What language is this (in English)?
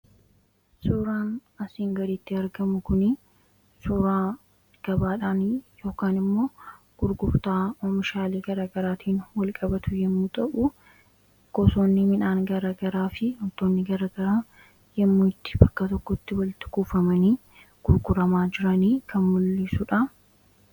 Oromo